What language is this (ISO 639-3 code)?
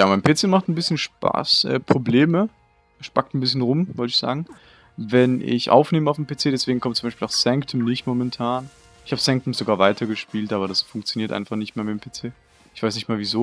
deu